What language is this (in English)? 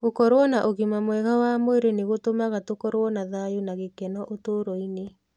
Kikuyu